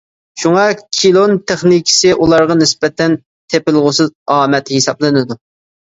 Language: Uyghur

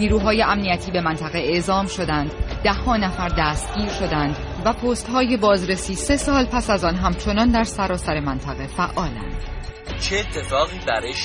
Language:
Persian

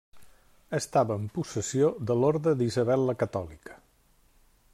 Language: Catalan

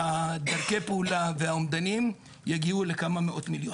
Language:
Hebrew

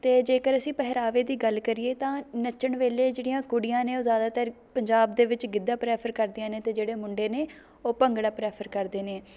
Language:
Punjabi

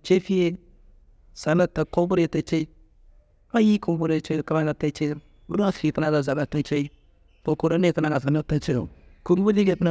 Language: Kanembu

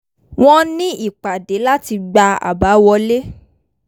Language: Yoruba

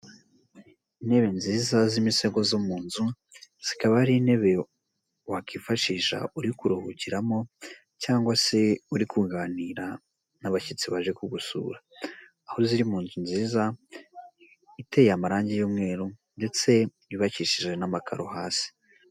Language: Kinyarwanda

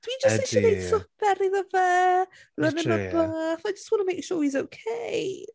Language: Welsh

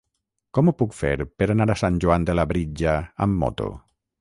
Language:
Catalan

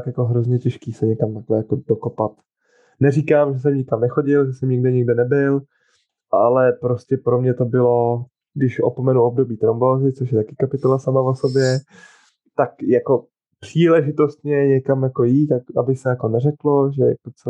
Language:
Czech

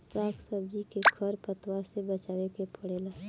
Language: Bhojpuri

